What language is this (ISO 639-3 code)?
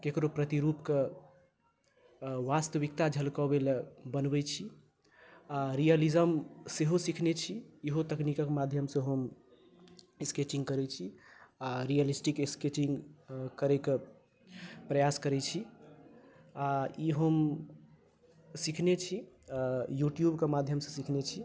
mai